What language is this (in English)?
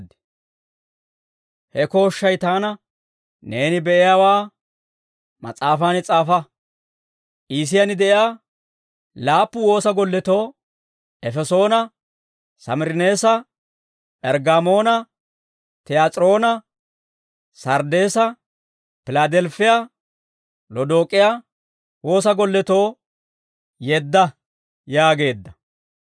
Dawro